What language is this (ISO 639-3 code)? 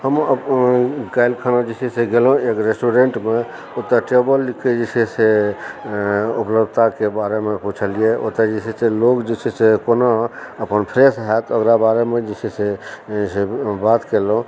mai